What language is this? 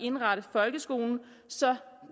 Danish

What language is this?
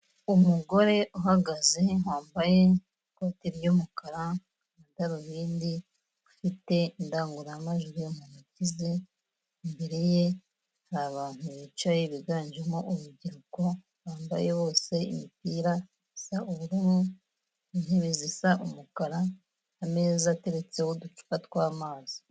Kinyarwanda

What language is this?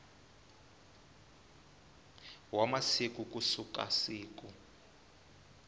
Tsonga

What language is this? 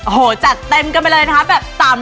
Thai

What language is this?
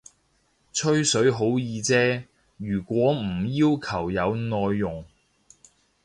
Cantonese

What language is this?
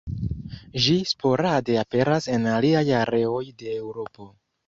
Esperanto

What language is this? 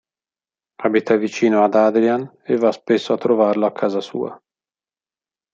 Italian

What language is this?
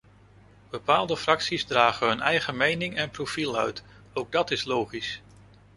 Dutch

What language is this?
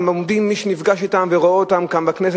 Hebrew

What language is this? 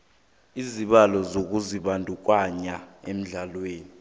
South Ndebele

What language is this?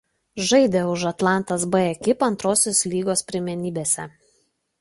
Lithuanian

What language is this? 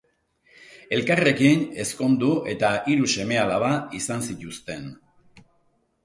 Basque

